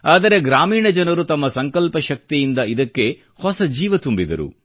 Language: Kannada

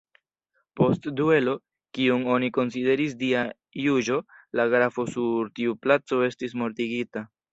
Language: Esperanto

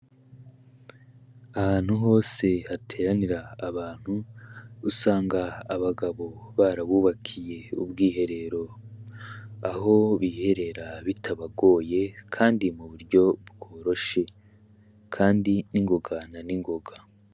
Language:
Rundi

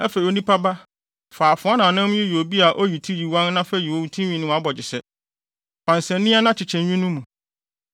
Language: Akan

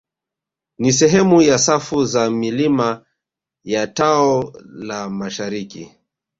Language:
Swahili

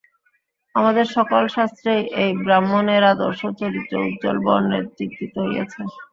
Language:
Bangla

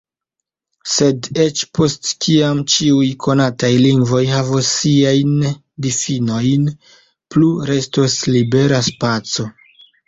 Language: Esperanto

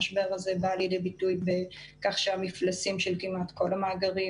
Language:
Hebrew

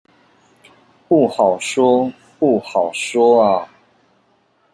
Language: Chinese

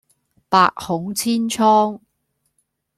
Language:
Cantonese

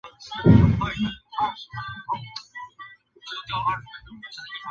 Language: Chinese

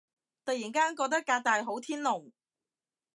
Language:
Cantonese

